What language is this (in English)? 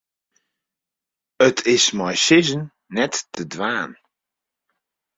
Western Frisian